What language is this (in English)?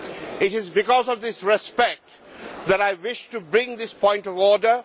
English